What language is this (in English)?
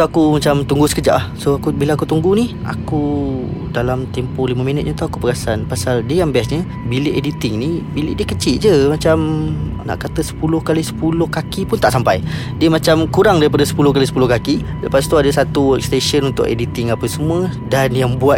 Malay